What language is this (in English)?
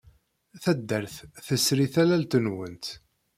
Kabyle